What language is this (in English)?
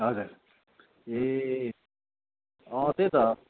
Nepali